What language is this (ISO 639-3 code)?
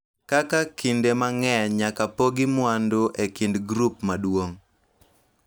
luo